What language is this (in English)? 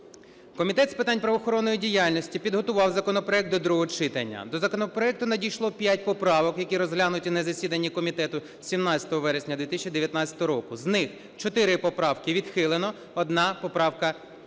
Ukrainian